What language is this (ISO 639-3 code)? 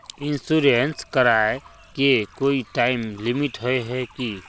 mag